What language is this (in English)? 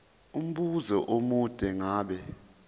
Zulu